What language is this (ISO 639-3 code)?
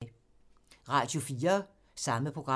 dan